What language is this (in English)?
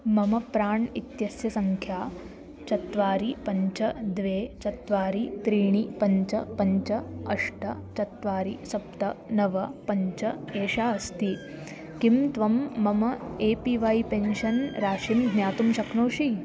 Sanskrit